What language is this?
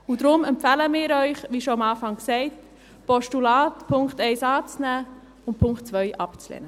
Swiss German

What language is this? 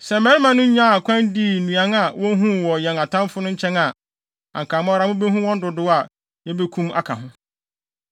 Akan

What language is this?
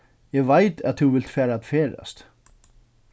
Faroese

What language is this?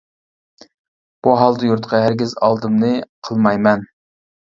Uyghur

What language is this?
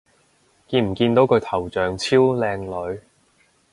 Cantonese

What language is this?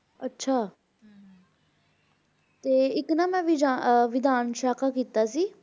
Punjabi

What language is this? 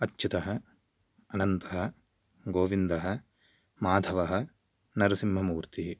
Sanskrit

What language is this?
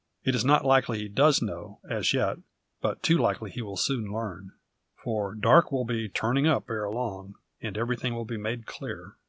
English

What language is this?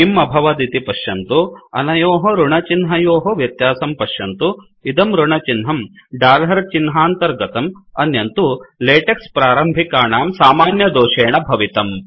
Sanskrit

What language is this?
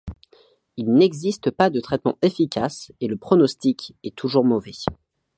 French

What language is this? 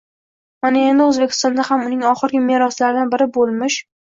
Uzbek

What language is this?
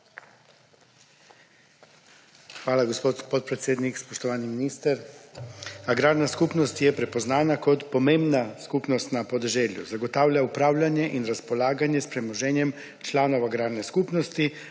Slovenian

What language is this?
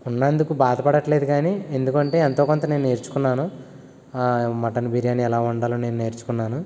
Telugu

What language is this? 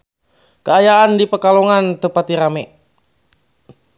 Sundanese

